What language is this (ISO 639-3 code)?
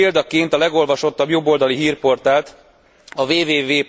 hun